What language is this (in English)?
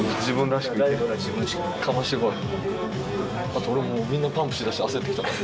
Japanese